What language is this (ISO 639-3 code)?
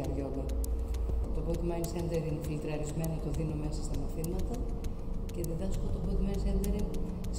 ell